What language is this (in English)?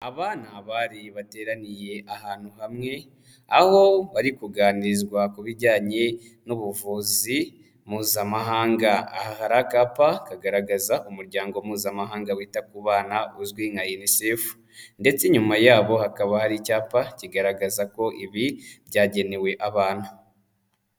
Kinyarwanda